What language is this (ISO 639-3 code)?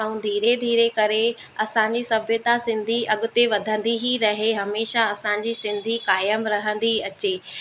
snd